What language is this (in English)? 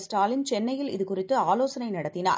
Tamil